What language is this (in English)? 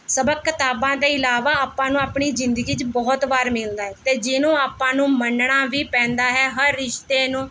Punjabi